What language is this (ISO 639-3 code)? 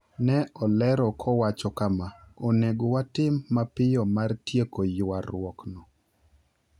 luo